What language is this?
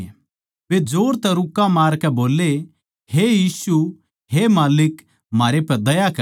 Haryanvi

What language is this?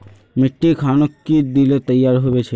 Magahi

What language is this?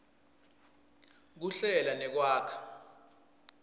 Swati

